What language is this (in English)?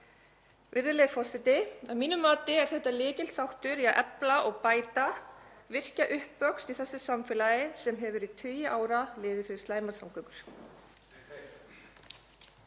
Icelandic